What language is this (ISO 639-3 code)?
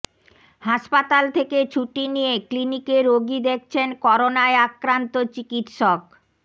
ben